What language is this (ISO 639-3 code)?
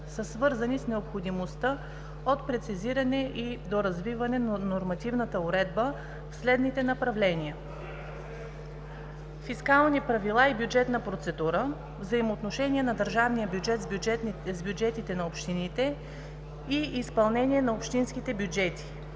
bul